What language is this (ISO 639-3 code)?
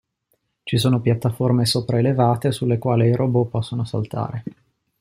ita